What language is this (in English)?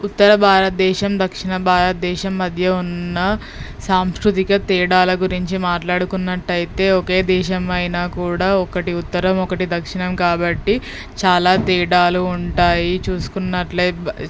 Telugu